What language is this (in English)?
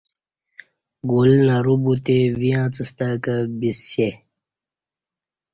Kati